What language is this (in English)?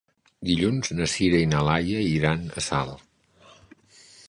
Catalan